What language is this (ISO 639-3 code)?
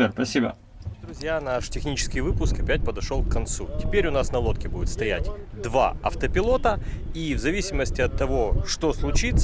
rus